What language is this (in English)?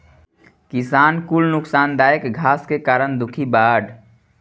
Bhojpuri